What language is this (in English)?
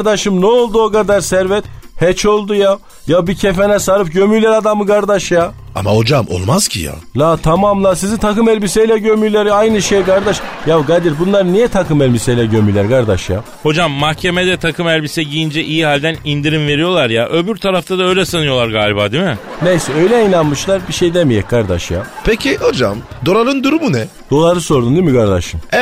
Turkish